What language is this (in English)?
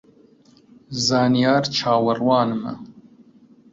Central Kurdish